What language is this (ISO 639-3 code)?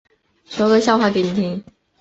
zho